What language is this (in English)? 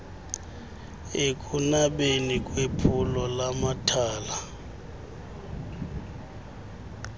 Xhosa